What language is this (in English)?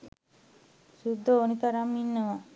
Sinhala